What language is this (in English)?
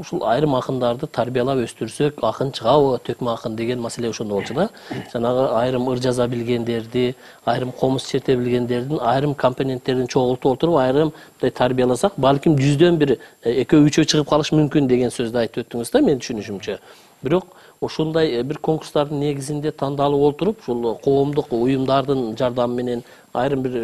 Turkish